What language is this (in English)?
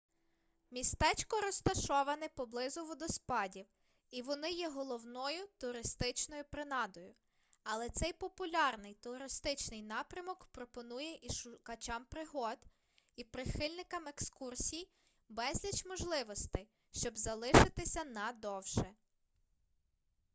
Ukrainian